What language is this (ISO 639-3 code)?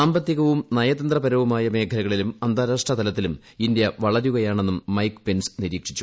mal